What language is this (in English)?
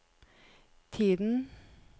Norwegian